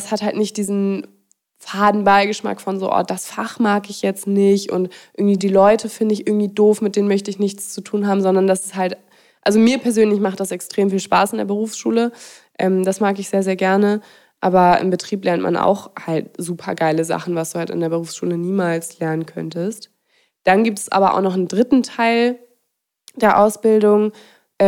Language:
German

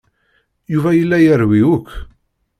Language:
Kabyle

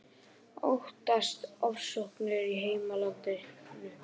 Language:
Icelandic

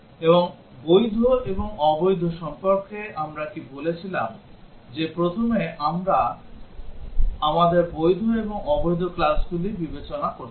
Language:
Bangla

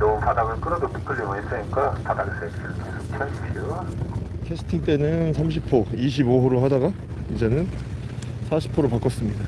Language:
Korean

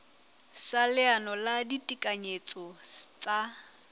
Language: Southern Sotho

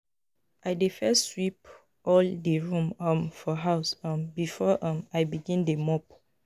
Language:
Nigerian Pidgin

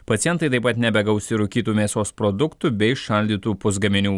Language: Lithuanian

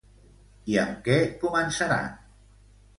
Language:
Catalan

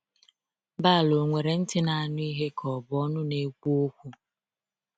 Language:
Igbo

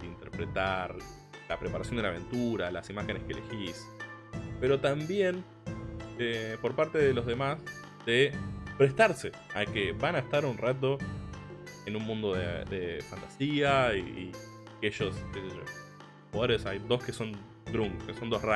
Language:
Spanish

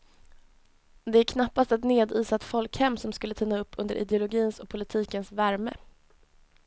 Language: Swedish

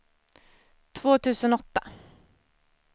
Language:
Swedish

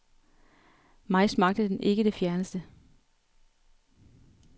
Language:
Danish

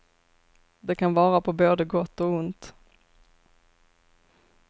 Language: Swedish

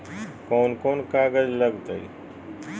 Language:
Magahi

